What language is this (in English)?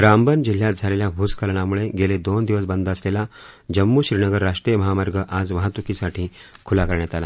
Marathi